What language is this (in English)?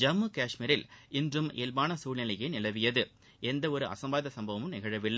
Tamil